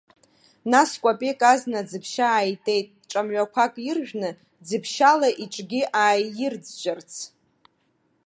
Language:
Abkhazian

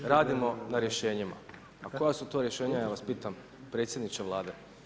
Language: Croatian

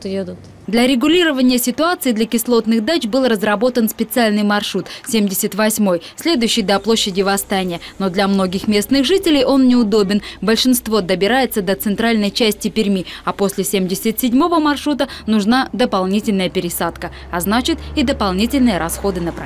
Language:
Russian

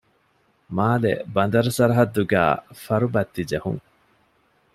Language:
Divehi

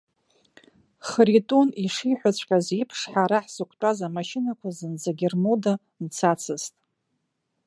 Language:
Abkhazian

